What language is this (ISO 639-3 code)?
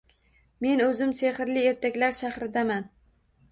uzb